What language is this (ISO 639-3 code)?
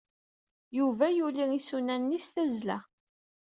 kab